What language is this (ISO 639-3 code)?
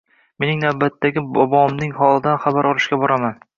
uzb